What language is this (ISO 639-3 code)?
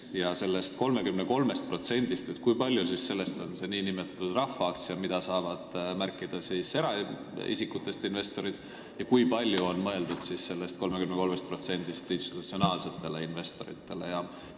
est